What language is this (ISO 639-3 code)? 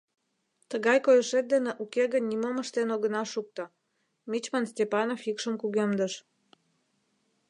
chm